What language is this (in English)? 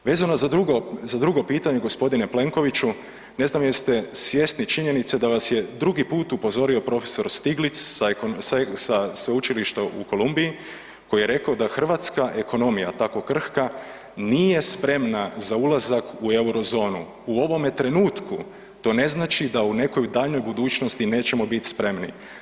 Croatian